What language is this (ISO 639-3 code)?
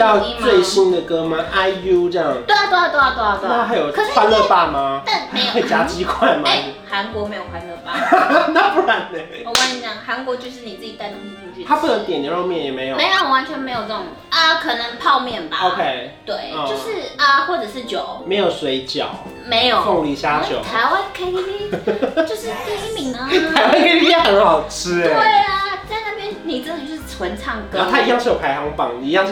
zho